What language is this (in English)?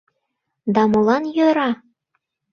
Mari